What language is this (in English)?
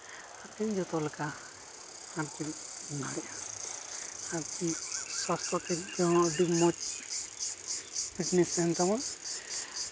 Santali